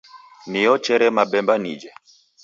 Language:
Taita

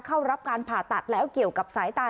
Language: Thai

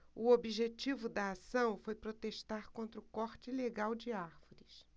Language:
Portuguese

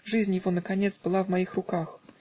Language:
Russian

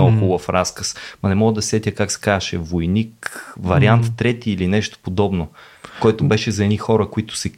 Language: Bulgarian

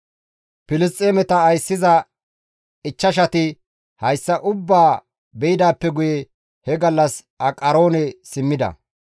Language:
Gamo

